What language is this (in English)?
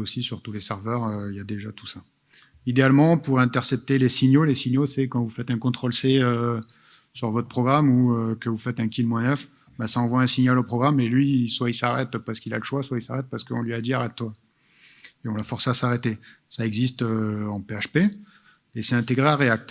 French